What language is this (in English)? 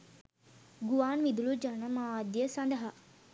Sinhala